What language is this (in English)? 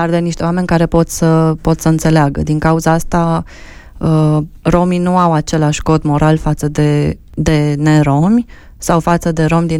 Romanian